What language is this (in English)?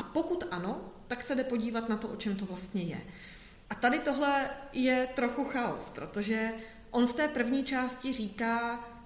Czech